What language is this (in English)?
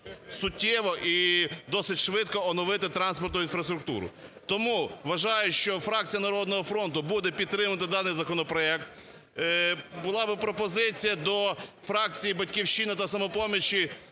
Ukrainian